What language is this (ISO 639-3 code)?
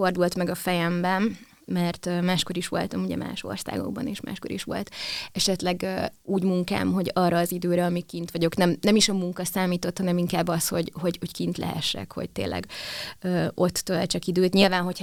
hun